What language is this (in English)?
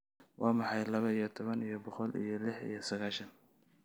Somali